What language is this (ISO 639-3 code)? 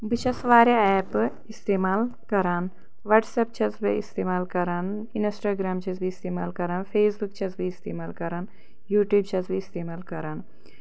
kas